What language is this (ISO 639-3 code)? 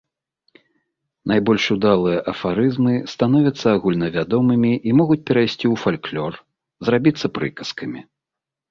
bel